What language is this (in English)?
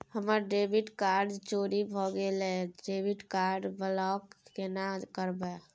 Maithili